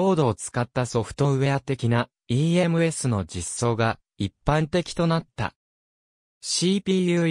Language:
Japanese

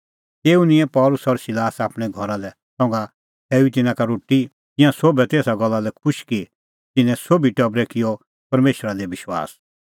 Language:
Kullu Pahari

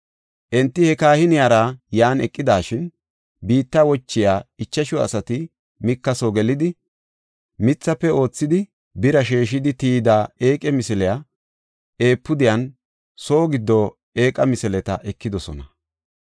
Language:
Gofa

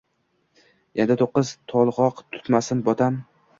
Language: Uzbek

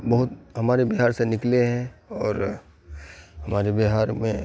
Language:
Urdu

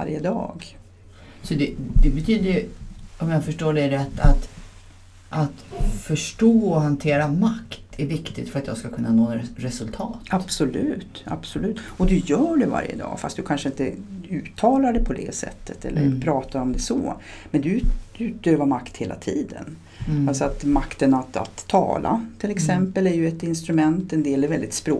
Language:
Swedish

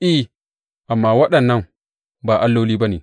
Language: Hausa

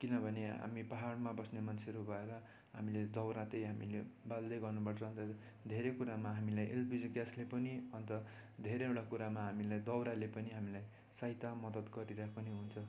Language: Nepali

